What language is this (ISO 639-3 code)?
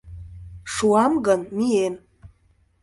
chm